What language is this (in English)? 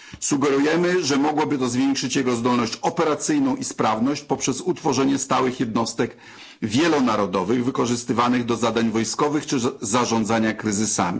Polish